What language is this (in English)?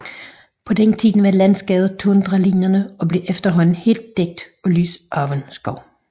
Danish